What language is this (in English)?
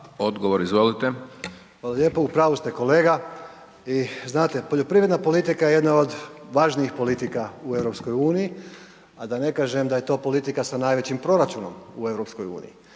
Croatian